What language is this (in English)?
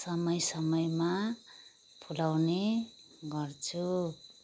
Nepali